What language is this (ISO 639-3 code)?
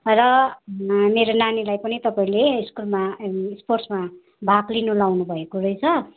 nep